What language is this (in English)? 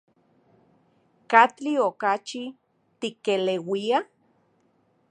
Central Puebla Nahuatl